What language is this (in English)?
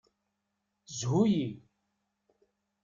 Kabyle